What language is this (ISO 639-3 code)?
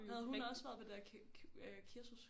dan